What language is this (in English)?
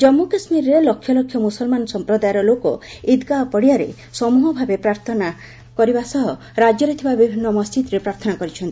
Odia